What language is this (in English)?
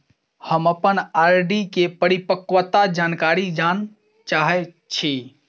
Maithili